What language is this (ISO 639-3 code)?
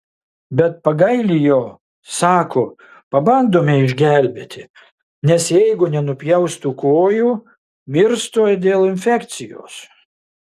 lit